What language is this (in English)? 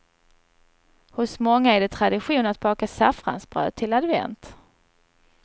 Swedish